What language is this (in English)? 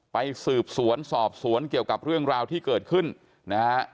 Thai